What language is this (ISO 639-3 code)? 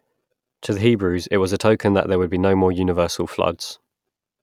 eng